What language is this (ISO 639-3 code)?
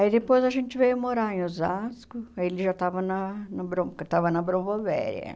por